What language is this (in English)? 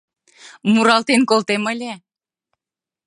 Mari